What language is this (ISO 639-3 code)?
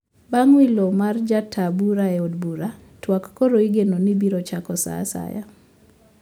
luo